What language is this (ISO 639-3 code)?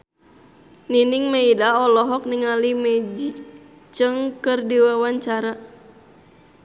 sun